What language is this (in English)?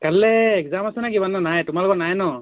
Assamese